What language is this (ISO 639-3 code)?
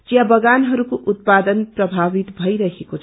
nep